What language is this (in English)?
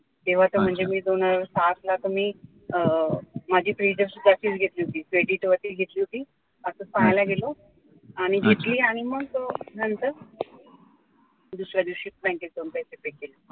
Marathi